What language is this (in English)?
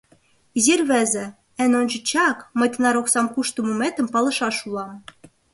Mari